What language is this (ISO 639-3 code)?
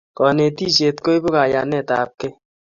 kln